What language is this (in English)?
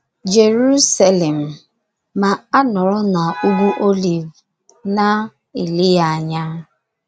Igbo